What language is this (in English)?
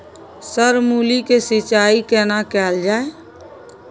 Maithili